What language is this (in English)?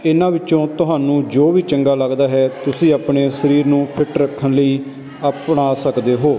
Punjabi